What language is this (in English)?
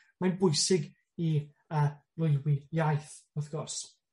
Welsh